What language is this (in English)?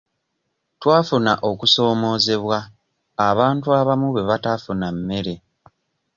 Ganda